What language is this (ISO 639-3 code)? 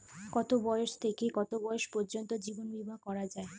ben